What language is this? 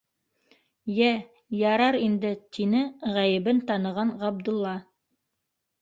Bashkir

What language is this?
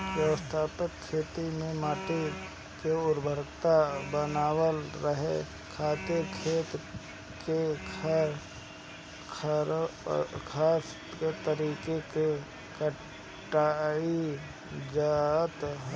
Bhojpuri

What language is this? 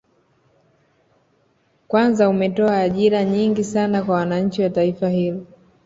Swahili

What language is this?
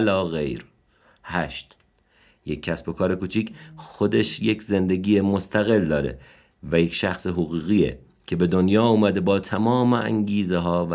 Persian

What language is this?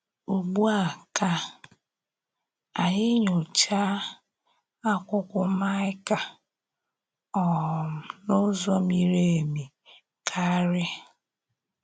Igbo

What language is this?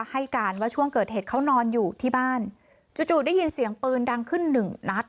Thai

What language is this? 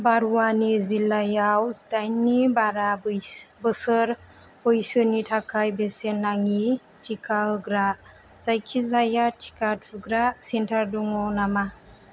Bodo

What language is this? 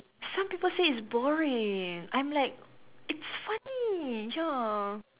English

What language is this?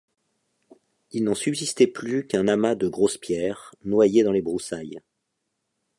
French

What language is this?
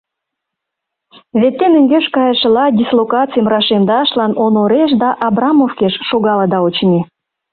Mari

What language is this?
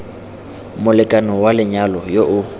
Tswana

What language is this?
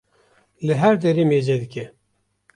Kurdish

